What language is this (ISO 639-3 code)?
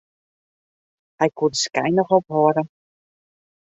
fry